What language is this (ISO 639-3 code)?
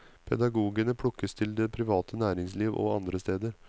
nor